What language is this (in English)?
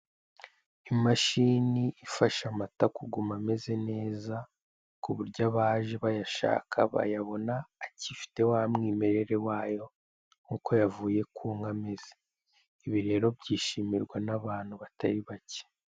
Kinyarwanda